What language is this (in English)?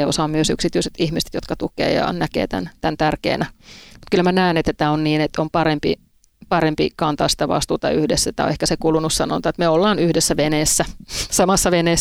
Finnish